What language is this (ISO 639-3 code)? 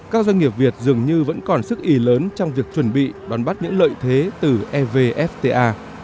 vie